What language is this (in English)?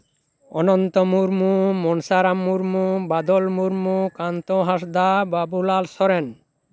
Santali